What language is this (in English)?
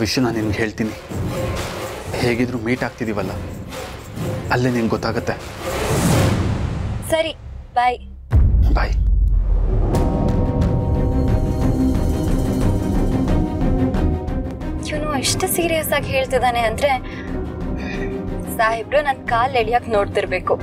Kannada